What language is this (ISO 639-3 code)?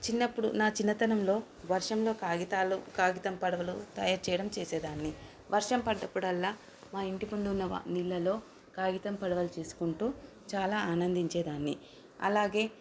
tel